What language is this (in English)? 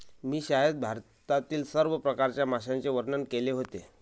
Marathi